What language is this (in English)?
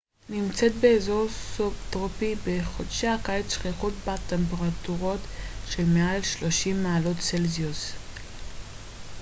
Hebrew